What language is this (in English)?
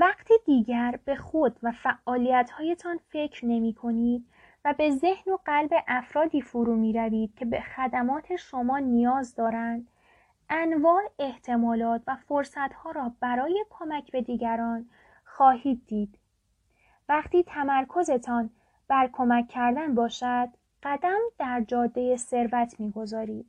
Persian